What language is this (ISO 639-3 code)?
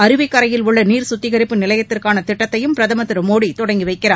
tam